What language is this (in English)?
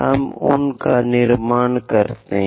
Hindi